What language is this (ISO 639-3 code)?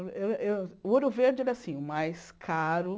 por